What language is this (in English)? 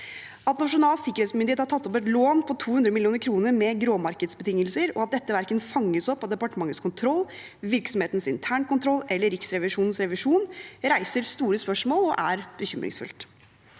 Norwegian